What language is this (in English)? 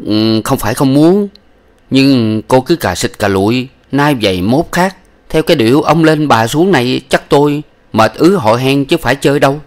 Vietnamese